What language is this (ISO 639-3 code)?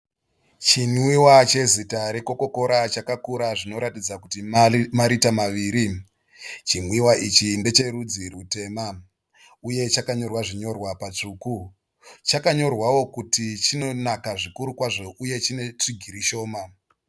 sna